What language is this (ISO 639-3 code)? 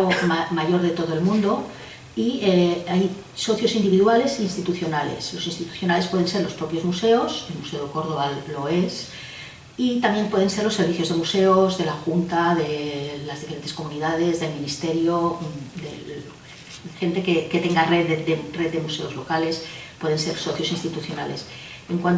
spa